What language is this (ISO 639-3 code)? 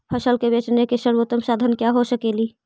mag